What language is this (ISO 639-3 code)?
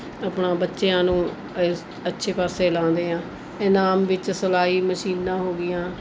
pan